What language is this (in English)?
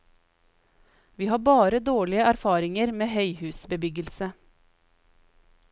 Norwegian